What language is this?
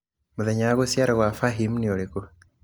Kikuyu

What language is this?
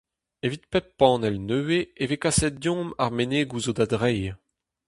Breton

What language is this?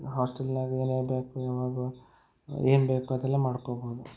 Kannada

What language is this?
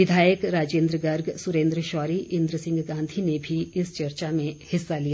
Hindi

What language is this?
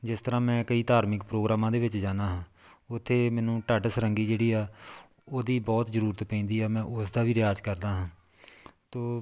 Punjabi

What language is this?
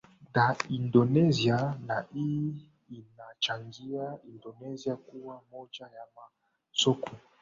Swahili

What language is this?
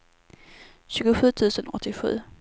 Swedish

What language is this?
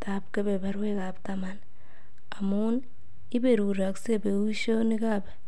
Kalenjin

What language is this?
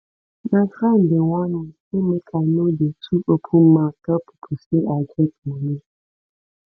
Nigerian Pidgin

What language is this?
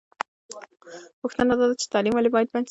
Pashto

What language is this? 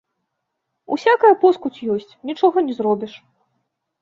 Belarusian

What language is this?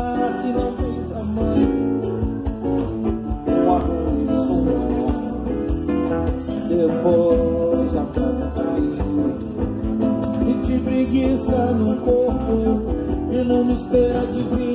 Portuguese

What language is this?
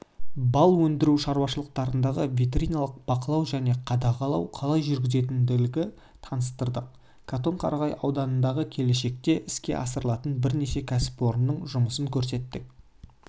Kazakh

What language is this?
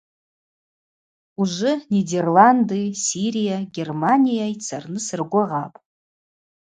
Abaza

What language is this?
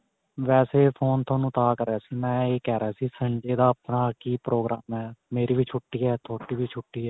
Punjabi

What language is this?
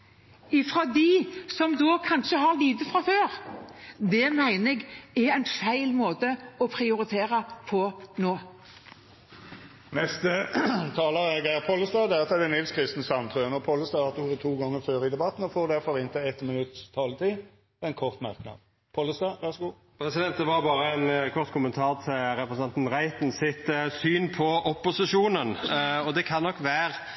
Norwegian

